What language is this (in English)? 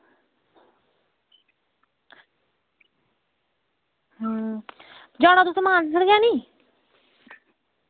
Dogri